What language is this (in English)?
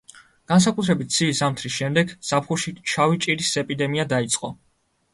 Georgian